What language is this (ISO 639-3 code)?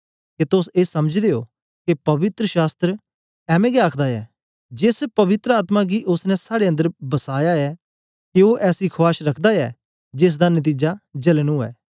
doi